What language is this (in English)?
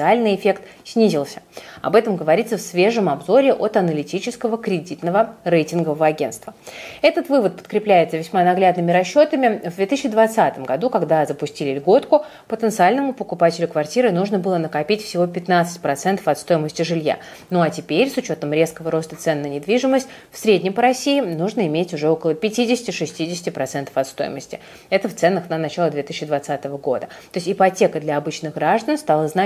Russian